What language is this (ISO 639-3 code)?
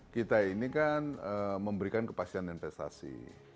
ind